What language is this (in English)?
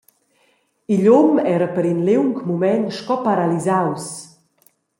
Romansh